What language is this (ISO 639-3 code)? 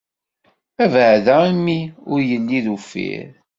kab